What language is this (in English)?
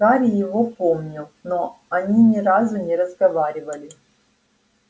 Russian